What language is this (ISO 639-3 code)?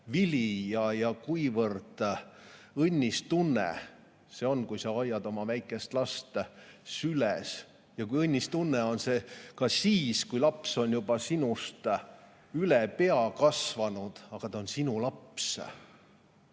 est